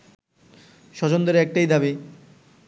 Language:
Bangla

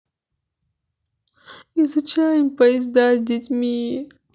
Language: Russian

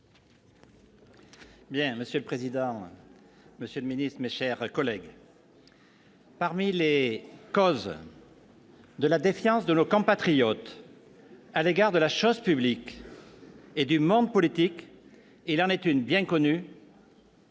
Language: French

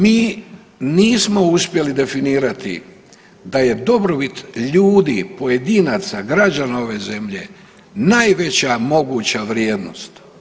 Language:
Croatian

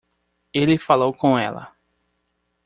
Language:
Portuguese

